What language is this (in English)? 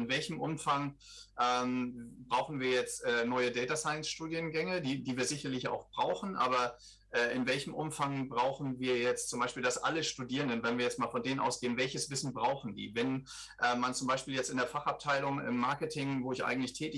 German